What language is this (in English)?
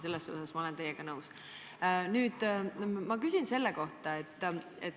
Estonian